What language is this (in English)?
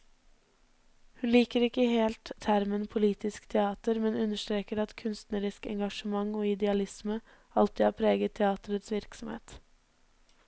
Norwegian